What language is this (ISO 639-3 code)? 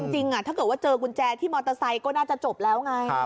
tha